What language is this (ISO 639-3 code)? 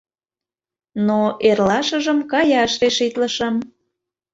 chm